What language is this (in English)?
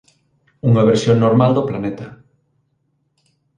Galician